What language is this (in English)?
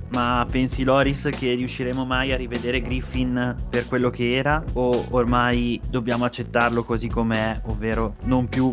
Italian